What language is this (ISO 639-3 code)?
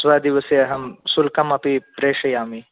san